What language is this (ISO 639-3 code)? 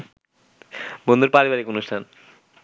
ben